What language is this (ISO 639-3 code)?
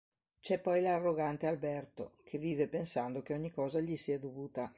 ita